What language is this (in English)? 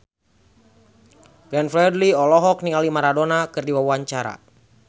Sundanese